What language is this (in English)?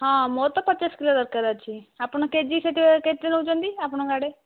Odia